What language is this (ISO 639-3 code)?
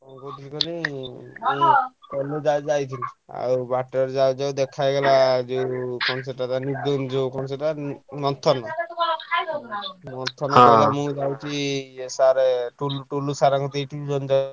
ori